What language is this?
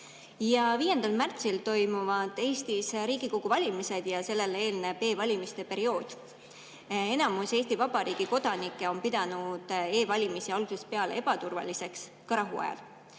Estonian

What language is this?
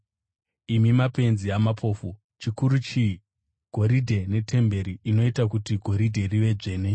Shona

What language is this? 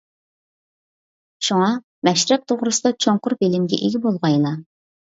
Uyghur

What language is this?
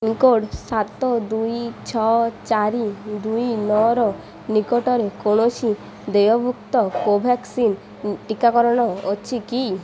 Odia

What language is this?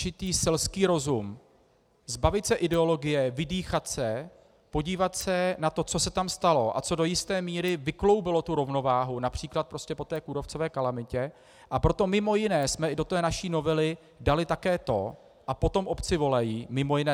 Czech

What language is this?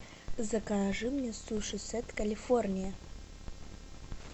Russian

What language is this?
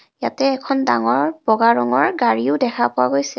Assamese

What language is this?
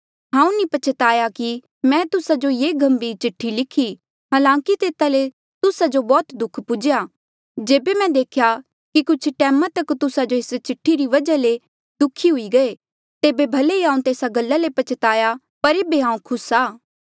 Mandeali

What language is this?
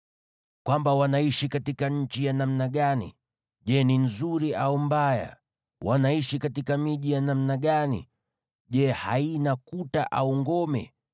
Swahili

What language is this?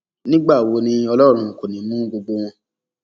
Yoruba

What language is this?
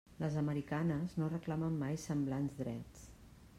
Catalan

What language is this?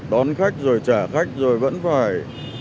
Vietnamese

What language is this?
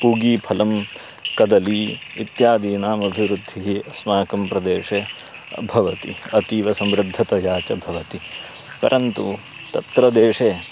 Sanskrit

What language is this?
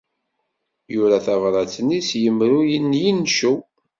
Kabyle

